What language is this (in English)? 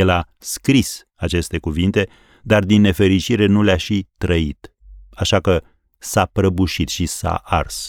Romanian